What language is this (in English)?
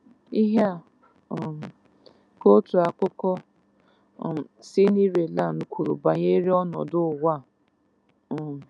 Igbo